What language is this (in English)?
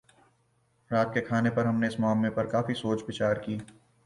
Urdu